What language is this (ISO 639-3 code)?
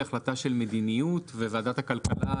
heb